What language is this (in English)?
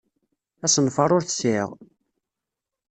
Kabyle